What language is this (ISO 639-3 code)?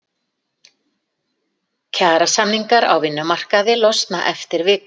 isl